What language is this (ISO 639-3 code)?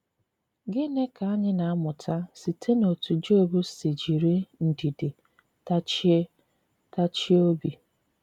ibo